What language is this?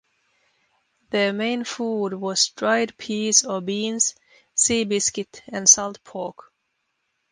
English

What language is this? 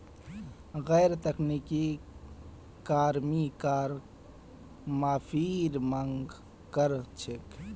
Magahi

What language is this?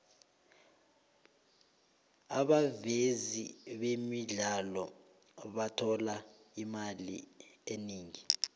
South Ndebele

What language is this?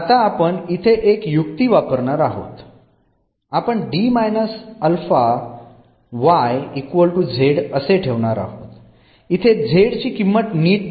Marathi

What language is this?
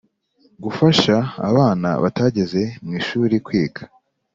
Kinyarwanda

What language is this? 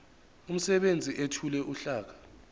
Zulu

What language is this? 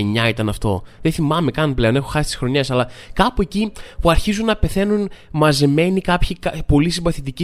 Greek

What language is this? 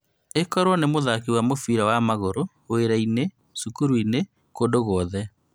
Kikuyu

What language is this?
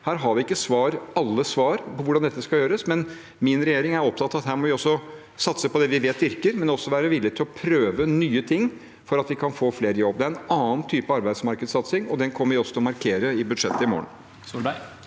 Norwegian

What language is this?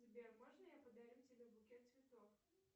Russian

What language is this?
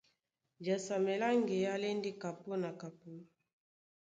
Duala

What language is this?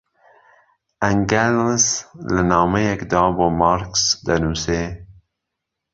Central Kurdish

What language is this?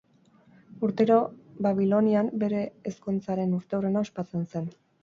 Basque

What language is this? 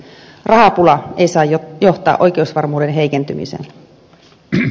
Finnish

